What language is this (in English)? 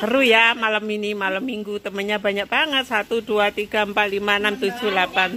Indonesian